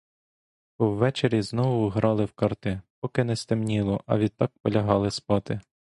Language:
Ukrainian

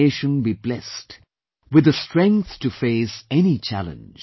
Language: English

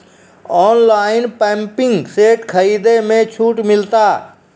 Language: Maithili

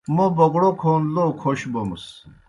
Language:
Kohistani Shina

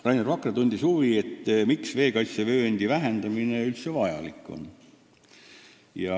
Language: Estonian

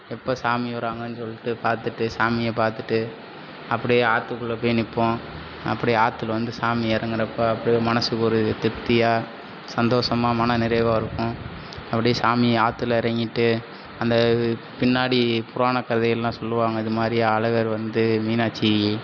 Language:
Tamil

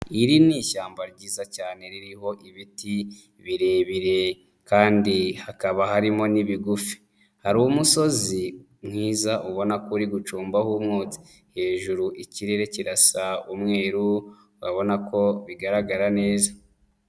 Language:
Kinyarwanda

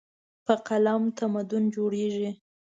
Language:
Pashto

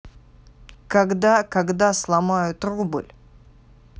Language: Russian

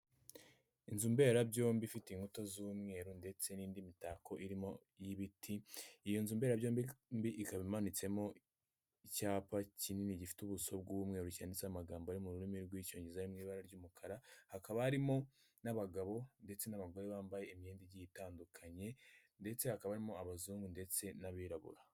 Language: Kinyarwanda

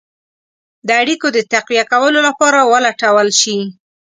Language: Pashto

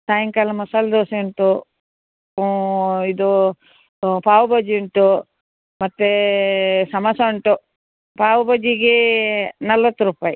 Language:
Kannada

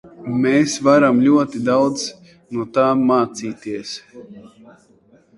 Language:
Latvian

